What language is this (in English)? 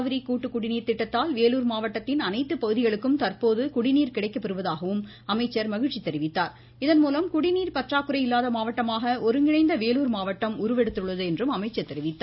Tamil